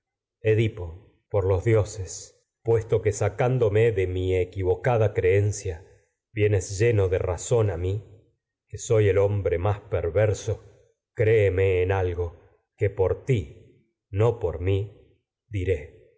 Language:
Spanish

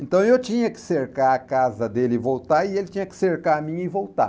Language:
Portuguese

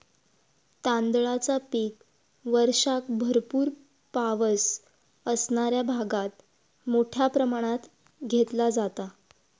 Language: Marathi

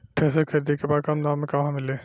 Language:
Bhojpuri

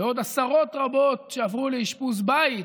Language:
Hebrew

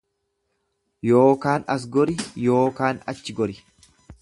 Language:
Oromo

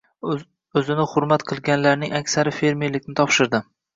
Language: Uzbek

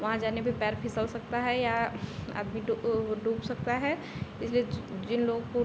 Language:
Hindi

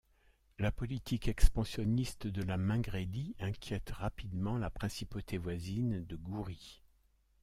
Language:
French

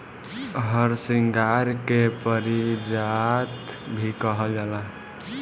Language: Bhojpuri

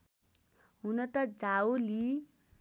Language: Nepali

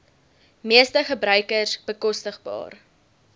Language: Afrikaans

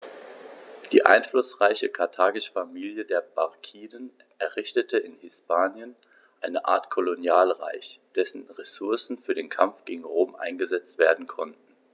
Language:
German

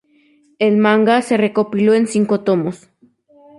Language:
Spanish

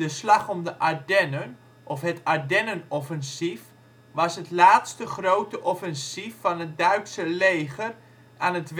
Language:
Dutch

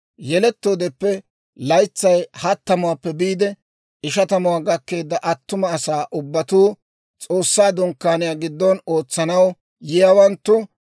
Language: Dawro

